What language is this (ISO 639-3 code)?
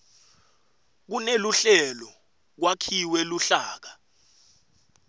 ssw